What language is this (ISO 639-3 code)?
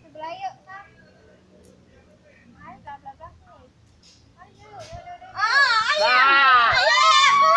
ind